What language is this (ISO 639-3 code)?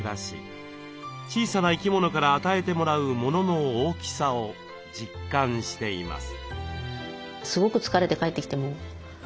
jpn